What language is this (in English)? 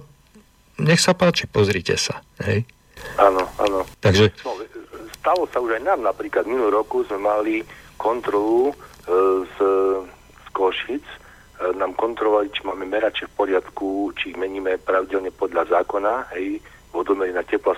Slovak